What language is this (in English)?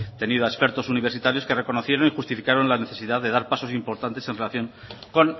Spanish